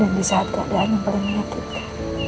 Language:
Indonesian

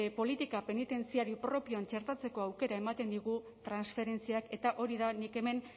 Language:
Basque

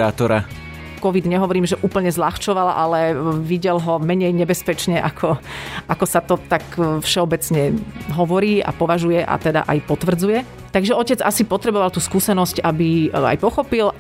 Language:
Slovak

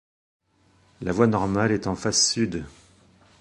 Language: French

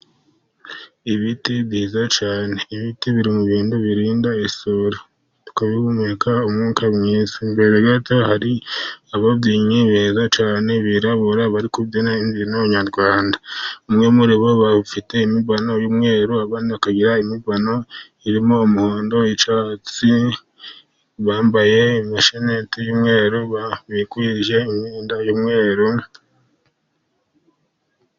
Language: Kinyarwanda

